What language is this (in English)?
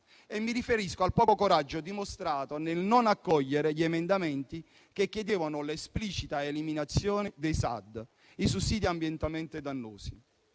Italian